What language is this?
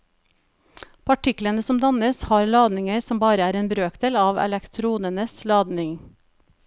Norwegian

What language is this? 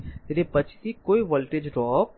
Gujarati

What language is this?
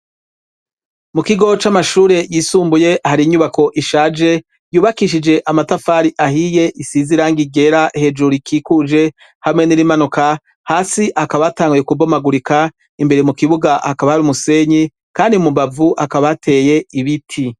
Rundi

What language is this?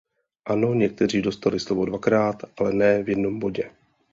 Czech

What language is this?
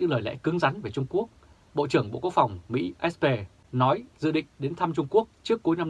Vietnamese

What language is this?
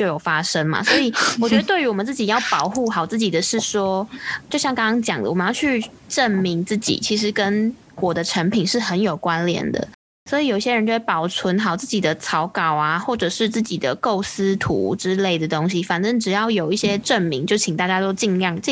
Chinese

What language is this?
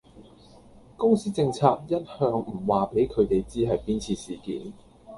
Cantonese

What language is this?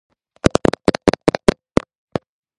Georgian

